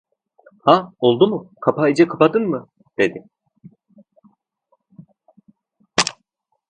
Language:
Turkish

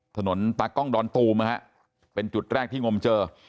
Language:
Thai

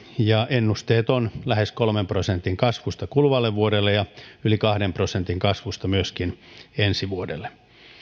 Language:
Finnish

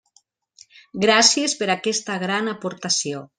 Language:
Catalan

